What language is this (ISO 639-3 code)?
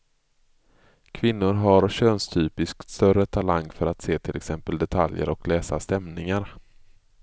swe